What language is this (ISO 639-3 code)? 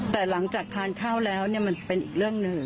tha